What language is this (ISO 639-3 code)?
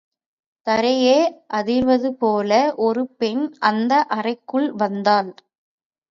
tam